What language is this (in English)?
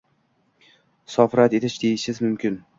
Uzbek